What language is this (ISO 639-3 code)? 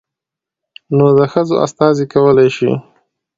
pus